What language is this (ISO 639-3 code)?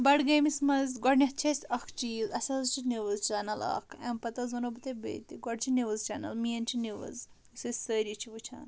kas